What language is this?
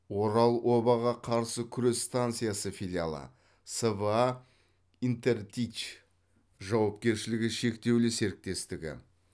Kazakh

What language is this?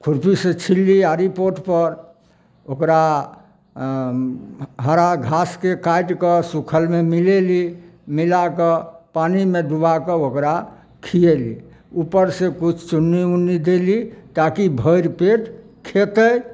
Maithili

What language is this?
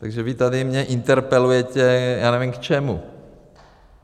Czech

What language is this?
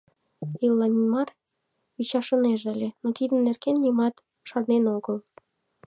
Mari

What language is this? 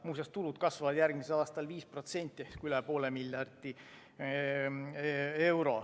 Estonian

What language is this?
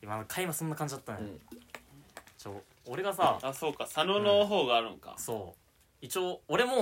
Japanese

